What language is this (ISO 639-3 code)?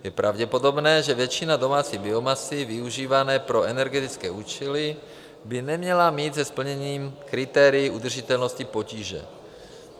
ces